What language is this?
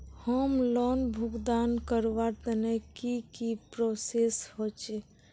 Magahi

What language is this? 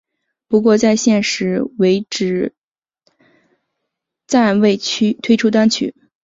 Chinese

